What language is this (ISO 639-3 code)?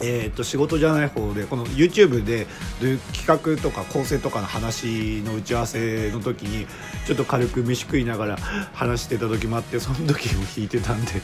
jpn